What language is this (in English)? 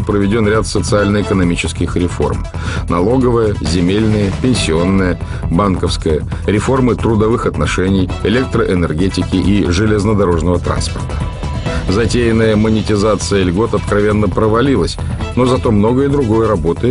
Russian